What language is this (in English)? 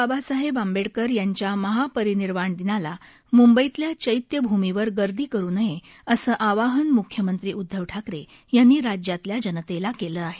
Marathi